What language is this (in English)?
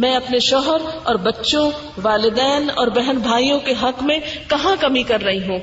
Urdu